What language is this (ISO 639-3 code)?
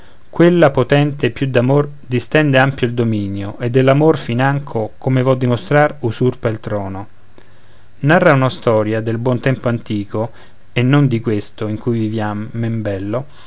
ita